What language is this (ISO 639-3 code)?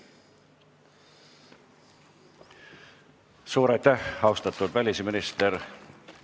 est